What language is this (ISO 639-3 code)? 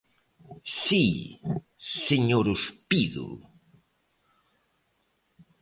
glg